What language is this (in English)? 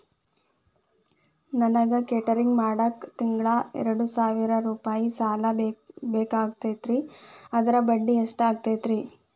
Kannada